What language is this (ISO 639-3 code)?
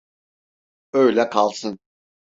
tur